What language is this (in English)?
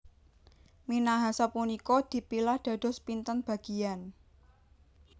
Javanese